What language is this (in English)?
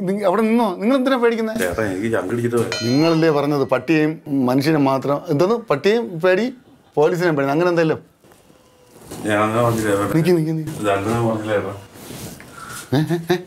Turkish